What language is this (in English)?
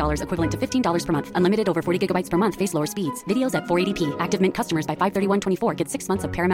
Filipino